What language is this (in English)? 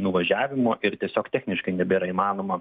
Lithuanian